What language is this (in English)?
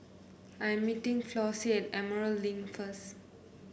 English